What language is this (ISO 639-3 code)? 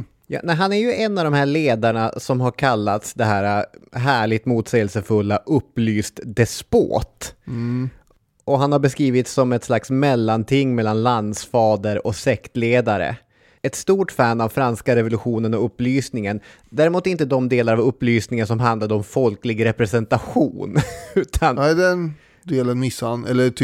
swe